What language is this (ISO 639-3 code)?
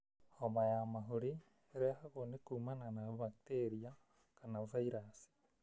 kik